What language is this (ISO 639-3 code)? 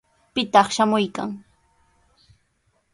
qws